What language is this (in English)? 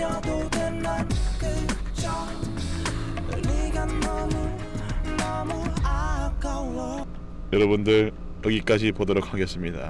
Korean